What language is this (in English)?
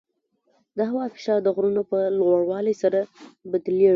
Pashto